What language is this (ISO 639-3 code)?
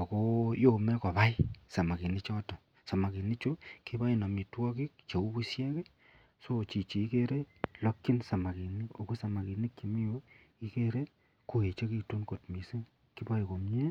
kln